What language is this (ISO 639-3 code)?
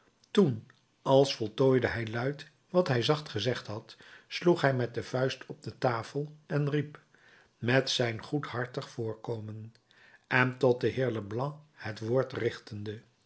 nld